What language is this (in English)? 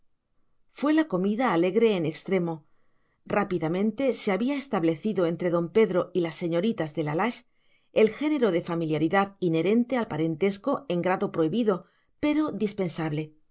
Spanish